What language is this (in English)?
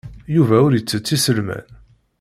Kabyle